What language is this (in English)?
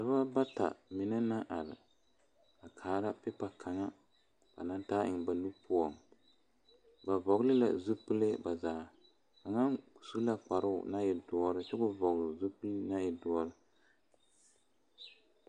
Southern Dagaare